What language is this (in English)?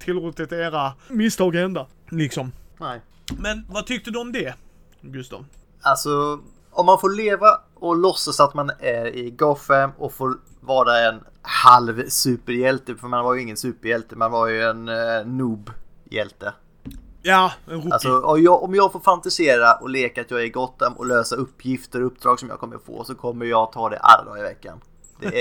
Swedish